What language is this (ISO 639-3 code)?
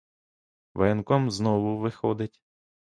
ukr